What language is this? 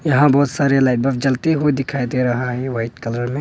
Hindi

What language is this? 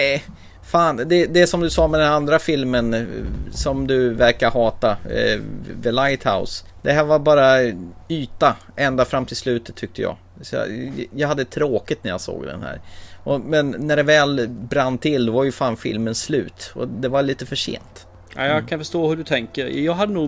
Swedish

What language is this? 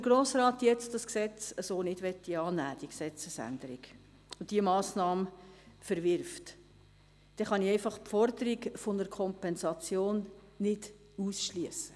Swiss German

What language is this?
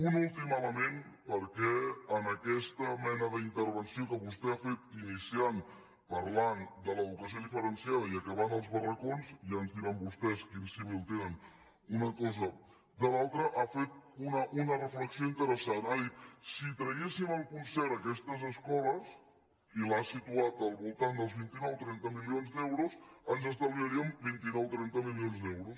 Catalan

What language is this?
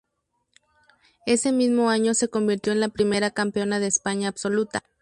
Spanish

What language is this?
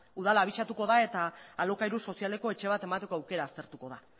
Basque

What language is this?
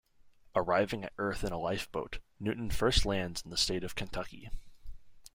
English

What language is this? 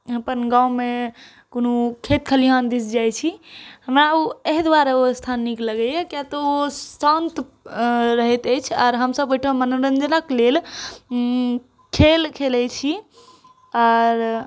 Maithili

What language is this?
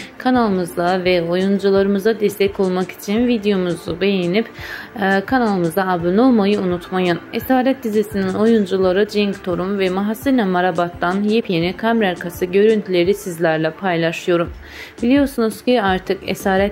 Turkish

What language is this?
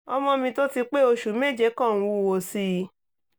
Yoruba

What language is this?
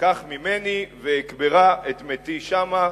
Hebrew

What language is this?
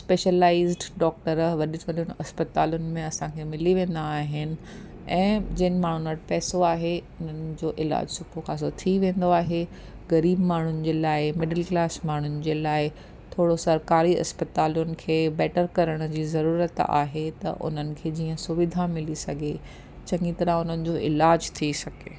Sindhi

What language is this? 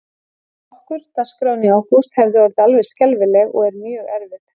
Icelandic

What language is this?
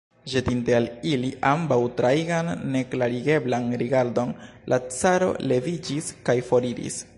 Esperanto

